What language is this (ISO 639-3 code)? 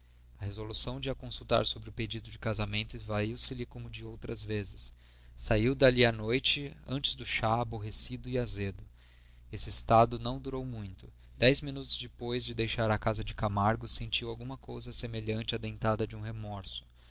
por